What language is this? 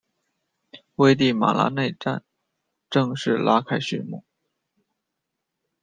Chinese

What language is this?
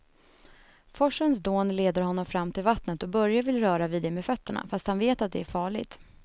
Swedish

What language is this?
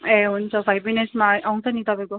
Nepali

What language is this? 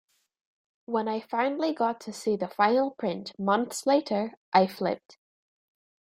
English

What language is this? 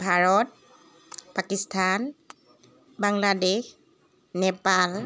Assamese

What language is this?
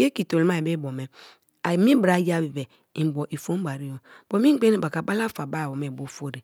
Kalabari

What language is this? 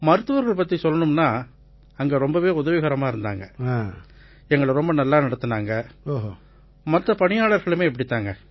Tamil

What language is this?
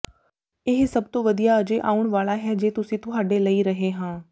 Punjabi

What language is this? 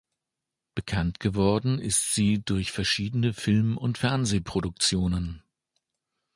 German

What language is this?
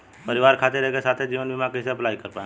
Bhojpuri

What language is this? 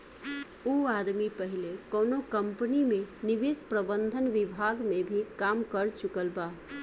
Bhojpuri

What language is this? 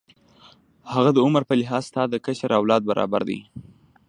Pashto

